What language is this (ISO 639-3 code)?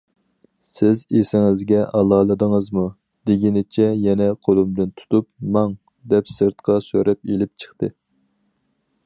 uig